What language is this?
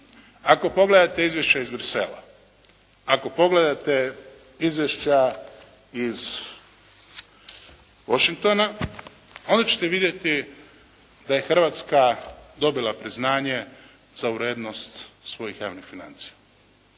Croatian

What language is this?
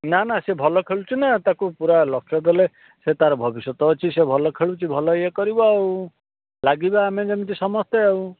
Odia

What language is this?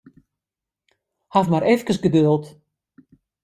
Western Frisian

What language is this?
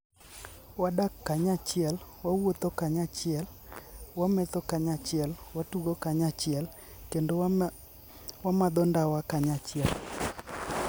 Luo (Kenya and Tanzania)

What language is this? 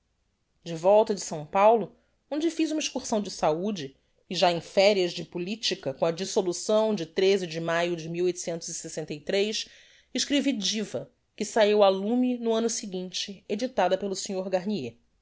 Portuguese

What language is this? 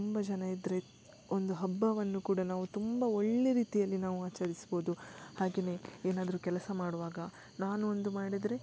Kannada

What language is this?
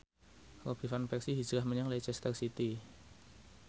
Javanese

